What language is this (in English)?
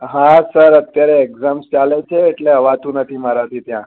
Gujarati